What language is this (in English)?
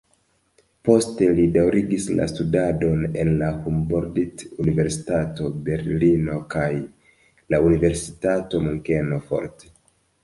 Esperanto